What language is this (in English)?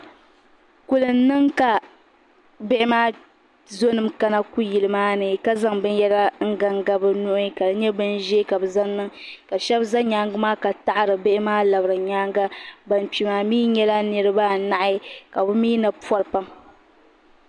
Dagbani